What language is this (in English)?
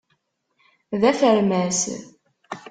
Kabyle